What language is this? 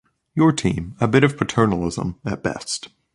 English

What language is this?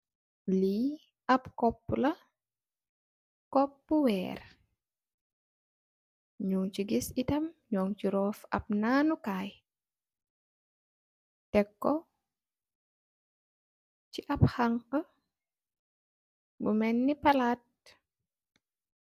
Wolof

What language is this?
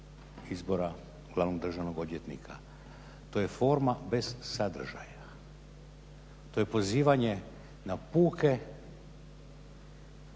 Croatian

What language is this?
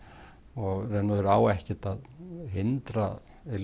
Icelandic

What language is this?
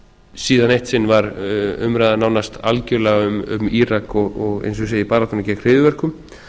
Icelandic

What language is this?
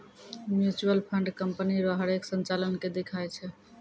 Maithili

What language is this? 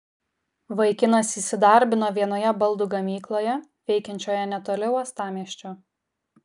Lithuanian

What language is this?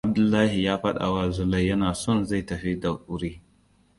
Hausa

